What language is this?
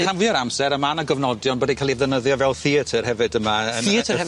Welsh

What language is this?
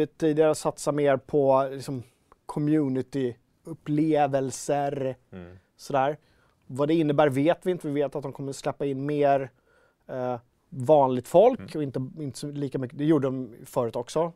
Swedish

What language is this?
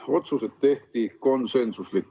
Estonian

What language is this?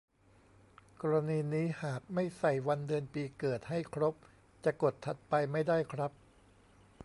Thai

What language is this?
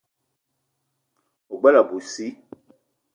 Eton (Cameroon)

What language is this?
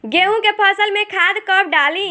Bhojpuri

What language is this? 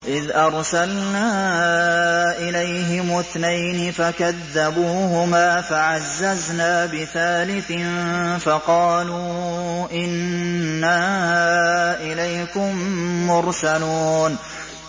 Arabic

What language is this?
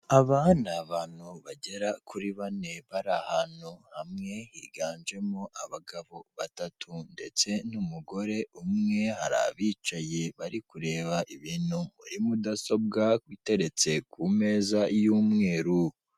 Kinyarwanda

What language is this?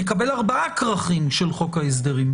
Hebrew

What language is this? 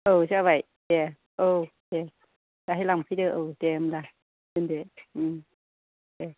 Bodo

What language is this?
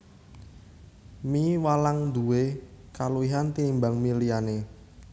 Javanese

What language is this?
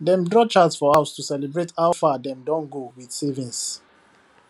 Nigerian Pidgin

